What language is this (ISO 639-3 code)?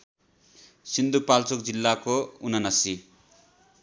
nep